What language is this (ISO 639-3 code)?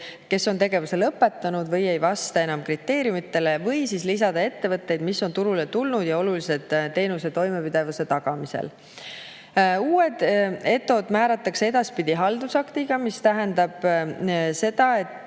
est